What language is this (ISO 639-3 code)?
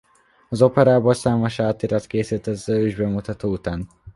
hun